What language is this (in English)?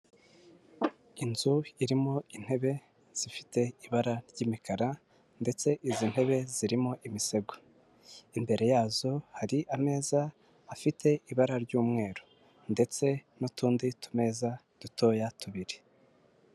Kinyarwanda